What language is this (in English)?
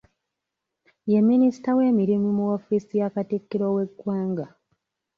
Ganda